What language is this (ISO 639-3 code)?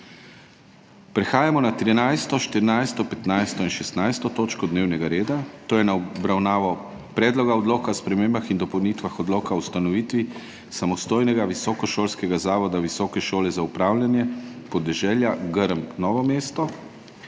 slv